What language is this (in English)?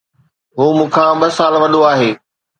Sindhi